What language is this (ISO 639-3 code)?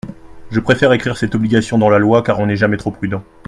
fra